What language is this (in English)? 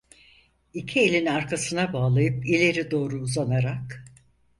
Turkish